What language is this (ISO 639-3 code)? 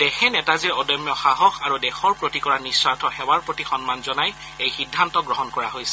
asm